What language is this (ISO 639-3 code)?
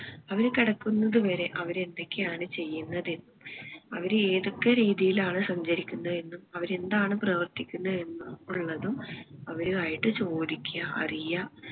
mal